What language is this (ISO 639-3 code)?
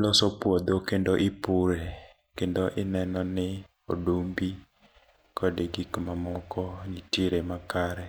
luo